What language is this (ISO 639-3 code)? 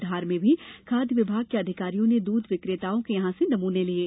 hin